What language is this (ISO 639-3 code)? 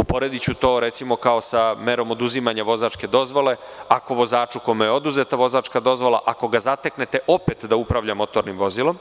srp